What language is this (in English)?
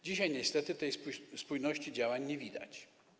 Polish